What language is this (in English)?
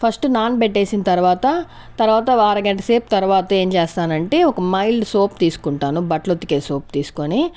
Telugu